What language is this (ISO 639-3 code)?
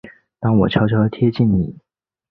zho